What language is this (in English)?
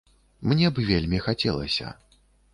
Belarusian